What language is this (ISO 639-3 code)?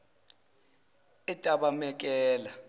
zul